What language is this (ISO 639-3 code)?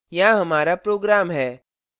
hin